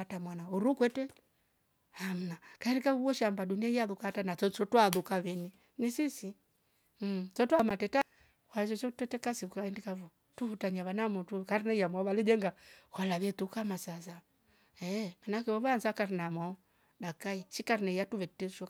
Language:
Rombo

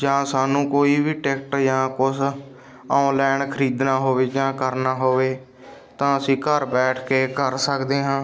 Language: Punjabi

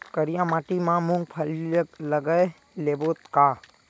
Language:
Chhattisgarhi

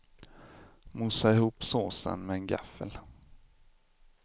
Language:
Swedish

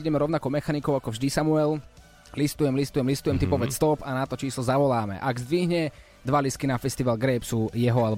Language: Slovak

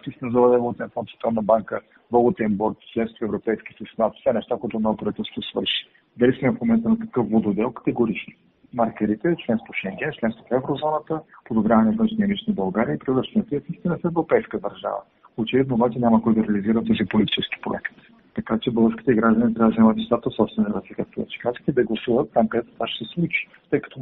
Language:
Bulgarian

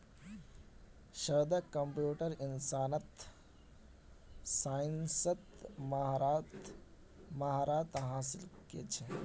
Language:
Magahi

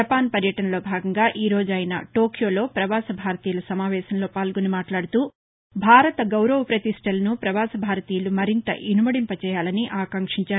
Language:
Telugu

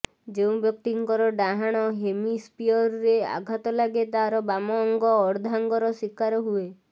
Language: Odia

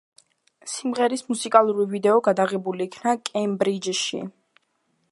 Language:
Georgian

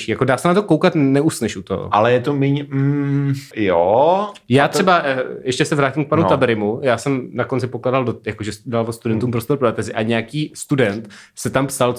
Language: Czech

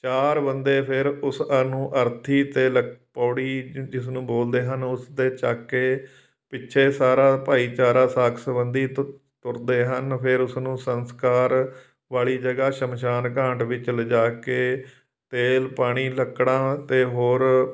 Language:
Punjabi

